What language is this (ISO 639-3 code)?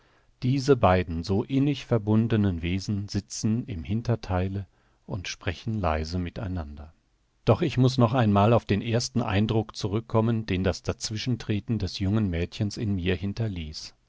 deu